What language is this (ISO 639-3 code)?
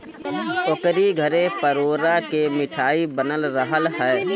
bho